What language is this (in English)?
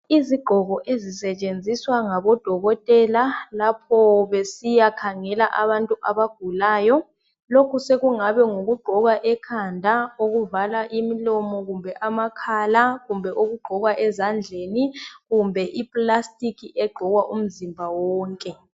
North Ndebele